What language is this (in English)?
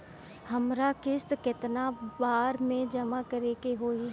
Bhojpuri